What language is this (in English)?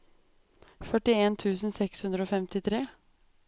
Norwegian